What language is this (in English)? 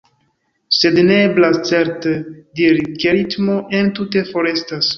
Esperanto